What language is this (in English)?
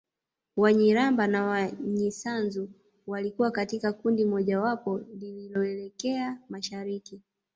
Swahili